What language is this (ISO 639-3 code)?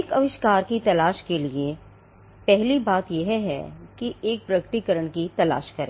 hin